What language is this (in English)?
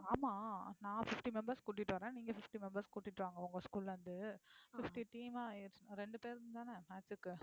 Tamil